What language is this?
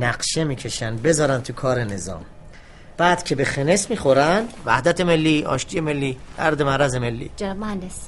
Persian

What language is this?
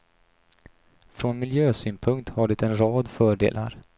Swedish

